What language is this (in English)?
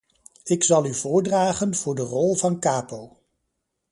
Dutch